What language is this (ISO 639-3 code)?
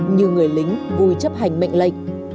vie